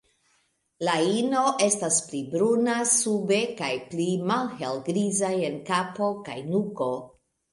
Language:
Esperanto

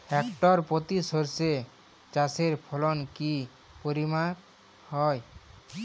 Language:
Bangla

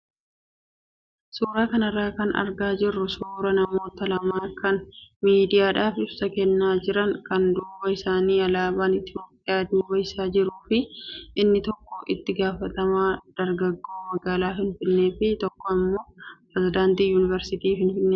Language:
Oromo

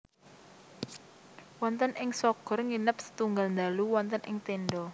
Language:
Javanese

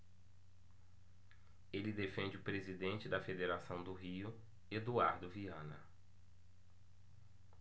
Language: Portuguese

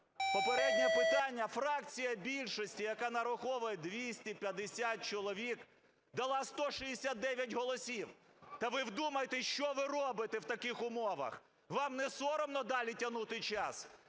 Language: Ukrainian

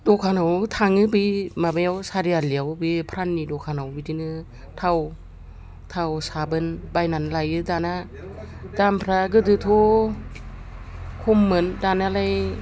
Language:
Bodo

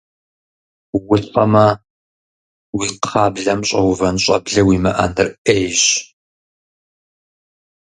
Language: Kabardian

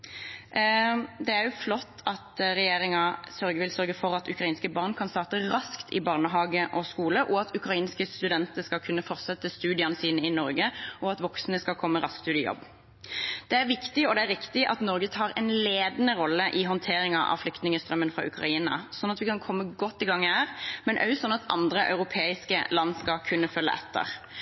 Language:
Norwegian Bokmål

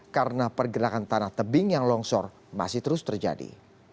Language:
Indonesian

